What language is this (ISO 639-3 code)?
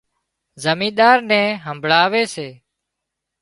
kxp